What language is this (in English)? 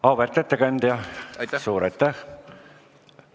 Estonian